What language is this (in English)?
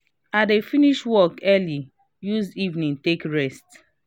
Nigerian Pidgin